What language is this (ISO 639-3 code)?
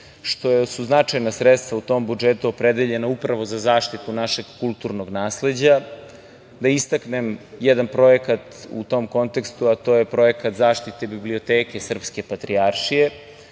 srp